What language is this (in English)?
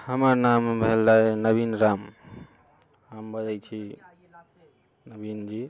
Maithili